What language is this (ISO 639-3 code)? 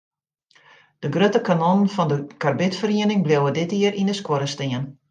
fry